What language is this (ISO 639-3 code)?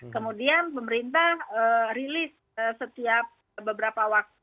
ind